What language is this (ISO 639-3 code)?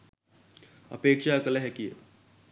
sin